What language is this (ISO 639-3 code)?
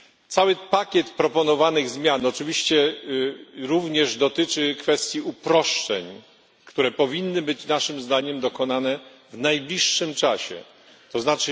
pol